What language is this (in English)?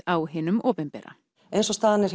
Icelandic